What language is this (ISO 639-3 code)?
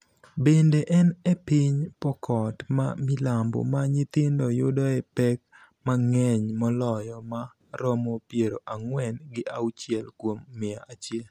luo